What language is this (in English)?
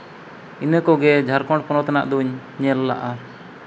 Santali